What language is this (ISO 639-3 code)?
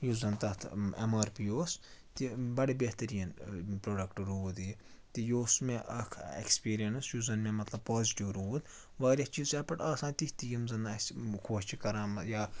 kas